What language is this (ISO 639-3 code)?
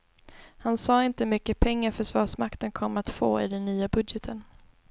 swe